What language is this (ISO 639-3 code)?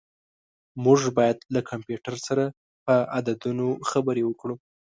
pus